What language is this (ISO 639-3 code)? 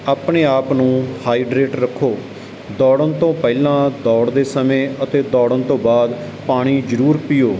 pan